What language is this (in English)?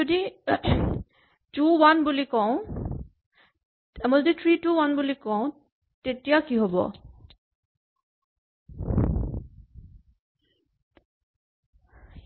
Assamese